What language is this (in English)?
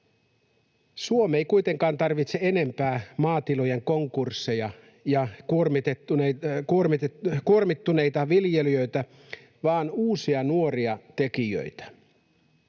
Finnish